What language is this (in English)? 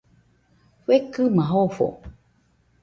Nüpode Huitoto